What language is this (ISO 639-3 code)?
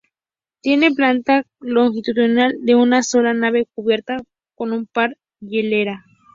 spa